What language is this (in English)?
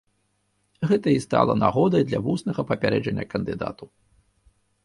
Belarusian